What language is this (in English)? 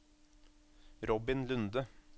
Norwegian